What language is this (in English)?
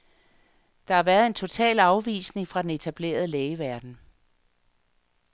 Danish